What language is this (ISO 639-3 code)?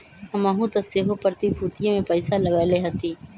mag